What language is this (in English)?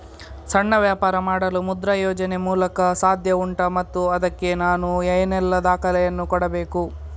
Kannada